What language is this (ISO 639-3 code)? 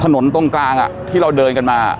tha